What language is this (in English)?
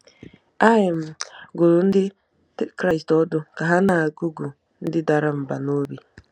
Igbo